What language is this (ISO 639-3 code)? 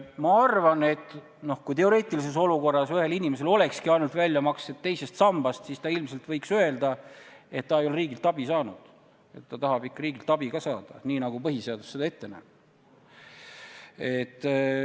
est